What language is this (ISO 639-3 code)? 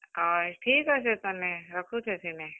ori